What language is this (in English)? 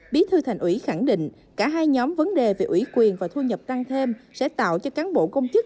Vietnamese